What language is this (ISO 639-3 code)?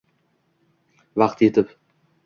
uzb